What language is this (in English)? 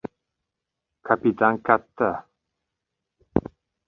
Uzbek